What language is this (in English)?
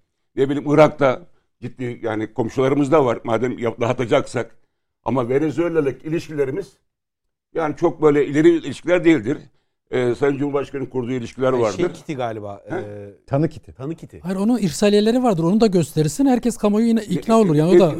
Turkish